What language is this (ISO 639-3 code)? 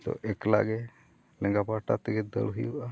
sat